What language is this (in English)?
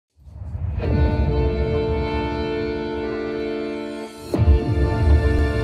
Romanian